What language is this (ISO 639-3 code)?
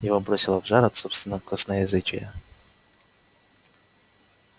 rus